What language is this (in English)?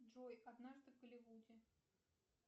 Russian